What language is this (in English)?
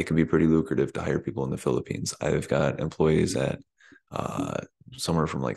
English